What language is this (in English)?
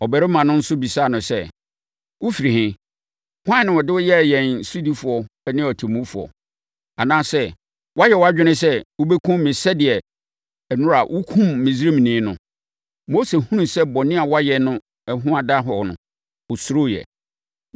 Akan